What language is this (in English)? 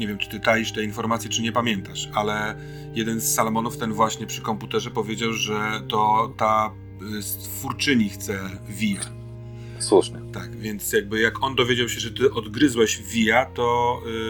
Polish